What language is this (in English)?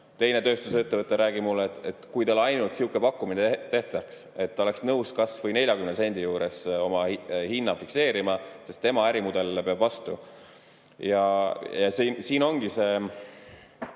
Estonian